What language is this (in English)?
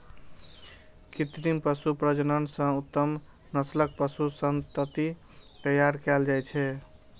Maithili